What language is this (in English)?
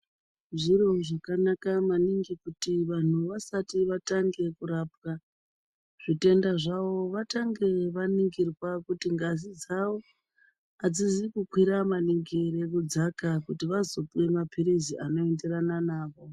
Ndau